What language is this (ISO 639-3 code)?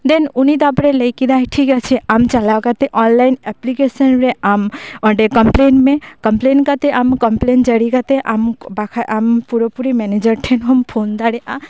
sat